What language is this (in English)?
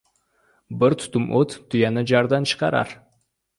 Uzbek